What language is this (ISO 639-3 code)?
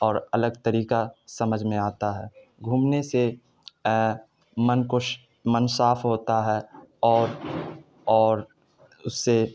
urd